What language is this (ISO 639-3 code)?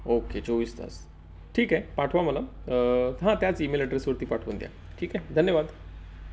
mar